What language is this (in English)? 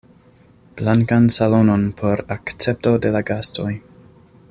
Esperanto